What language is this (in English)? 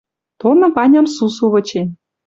Western Mari